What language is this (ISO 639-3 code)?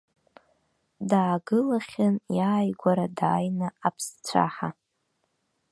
abk